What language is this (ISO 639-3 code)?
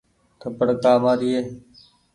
gig